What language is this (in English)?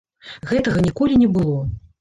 Belarusian